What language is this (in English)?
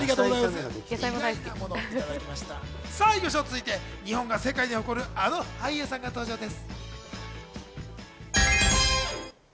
Japanese